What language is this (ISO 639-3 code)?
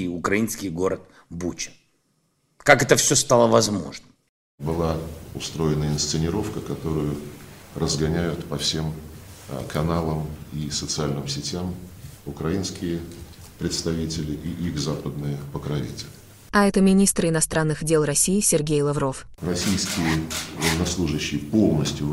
rus